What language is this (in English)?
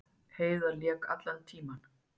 Icelandic